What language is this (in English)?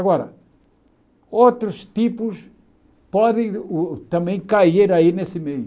Portuguese